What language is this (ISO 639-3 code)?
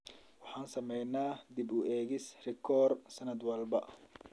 som